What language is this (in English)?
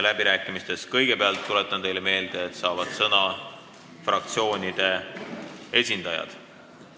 Estonian